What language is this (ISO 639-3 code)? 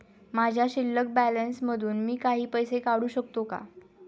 mar